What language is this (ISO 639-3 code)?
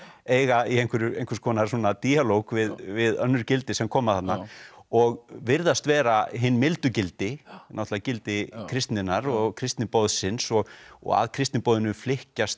isl